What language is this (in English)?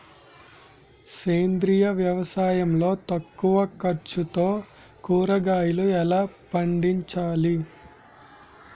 Telugu